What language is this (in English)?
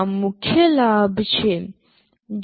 Gujarati